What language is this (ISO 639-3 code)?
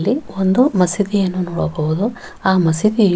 kan